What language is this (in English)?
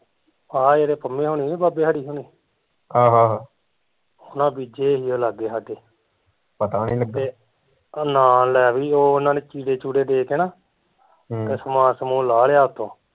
Punjabi